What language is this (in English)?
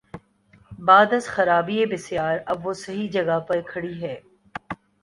Urdu